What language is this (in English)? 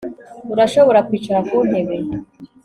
Kinyarwanda